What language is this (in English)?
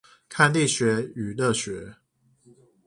Chinese